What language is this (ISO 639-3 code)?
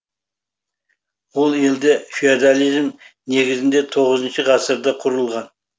kaz